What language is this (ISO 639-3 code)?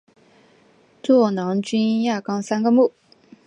zho